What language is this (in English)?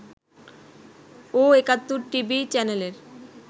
Bangla